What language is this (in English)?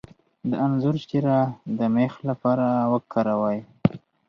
Pashto